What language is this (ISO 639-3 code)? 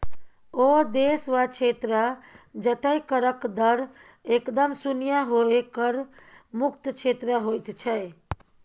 mai